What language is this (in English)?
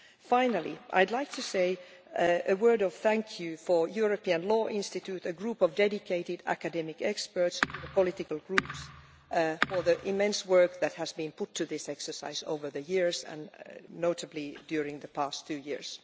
English